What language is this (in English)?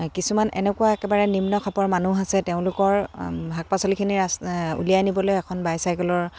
Assamese